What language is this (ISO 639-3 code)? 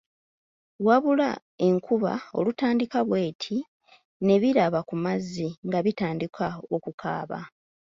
lug